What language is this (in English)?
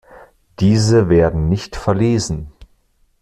German